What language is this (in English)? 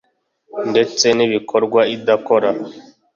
Kinyarwanda